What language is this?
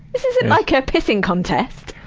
English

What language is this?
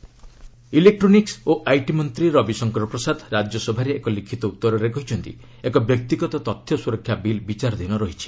Odia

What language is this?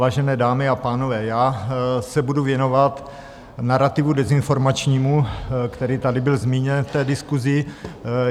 Czech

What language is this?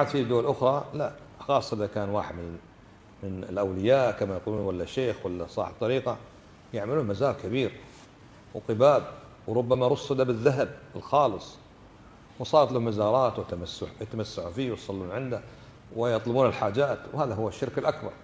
Arabic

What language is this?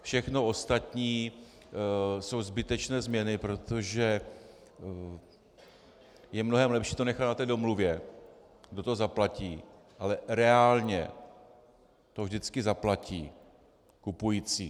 Czech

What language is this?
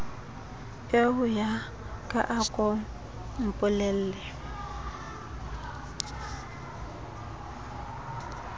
Southern Sotho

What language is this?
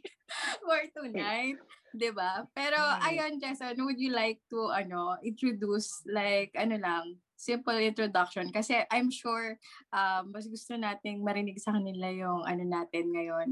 Filipino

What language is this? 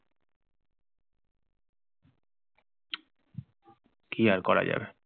Bangla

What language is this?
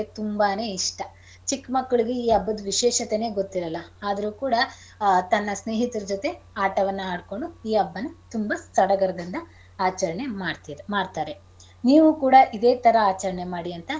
Kannada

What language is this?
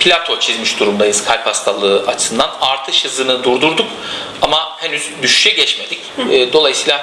Turkish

